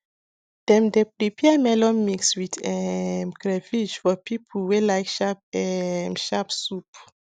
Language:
Nigerian Pidgin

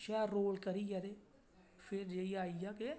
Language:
Dogri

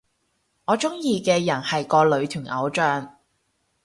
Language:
Cantonese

